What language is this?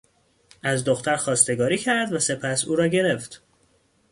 Persian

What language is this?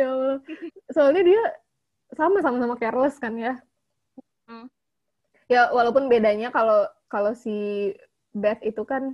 Indonesian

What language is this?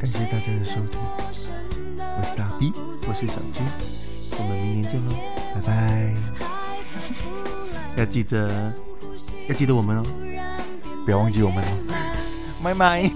Chinese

